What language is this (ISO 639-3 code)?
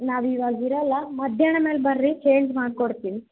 kan